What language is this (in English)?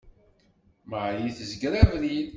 Kabyle